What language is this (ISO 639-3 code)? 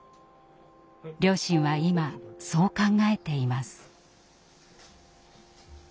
jpn